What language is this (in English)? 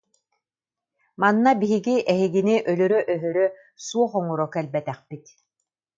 Yakut